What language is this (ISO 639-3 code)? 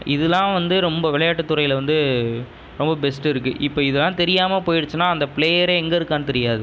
tam